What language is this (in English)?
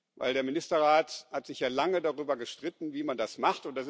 German